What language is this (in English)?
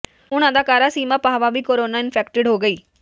Punjabi